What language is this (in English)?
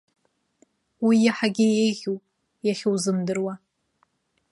Abkhazian